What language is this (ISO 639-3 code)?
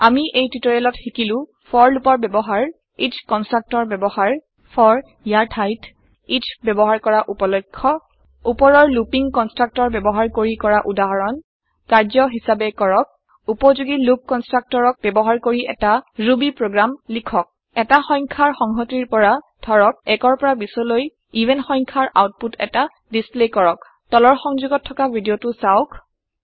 asm